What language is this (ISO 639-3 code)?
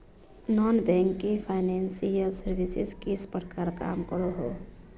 mag